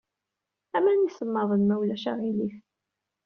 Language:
Kabyle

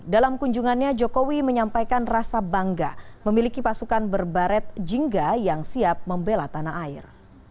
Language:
Indonesian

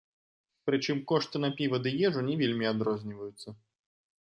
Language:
Belarusian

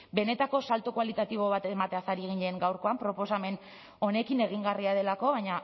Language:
Basque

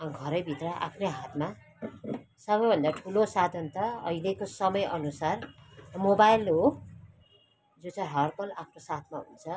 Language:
Nepali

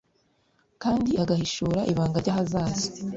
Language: Kinyarwanda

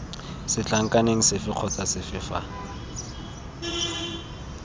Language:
Tswana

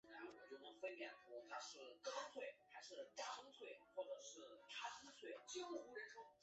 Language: Chinese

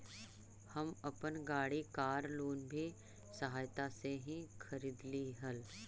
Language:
Magahi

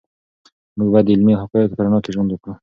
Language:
Pashto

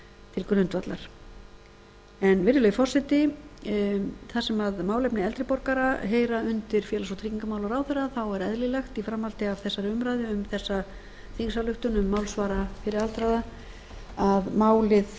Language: Icelandic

